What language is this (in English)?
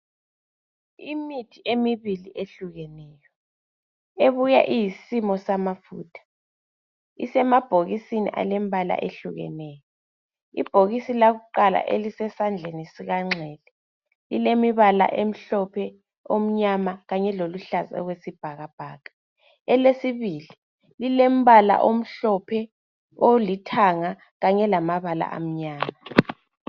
North Ndebele